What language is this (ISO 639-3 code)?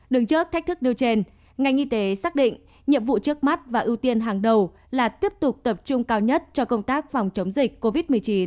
vie